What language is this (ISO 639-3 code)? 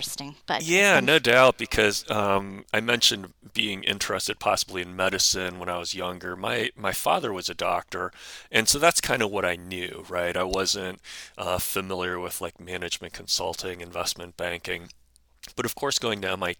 eng